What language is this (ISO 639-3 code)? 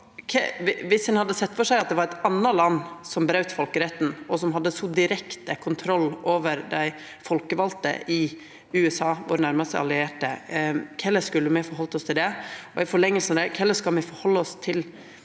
nor